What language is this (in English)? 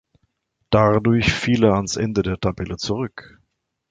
German